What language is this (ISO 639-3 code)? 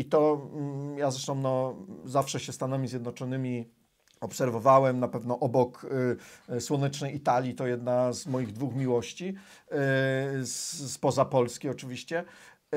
pol